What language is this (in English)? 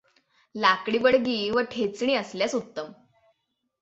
Marathi